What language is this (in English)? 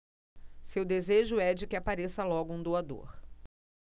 Portuguese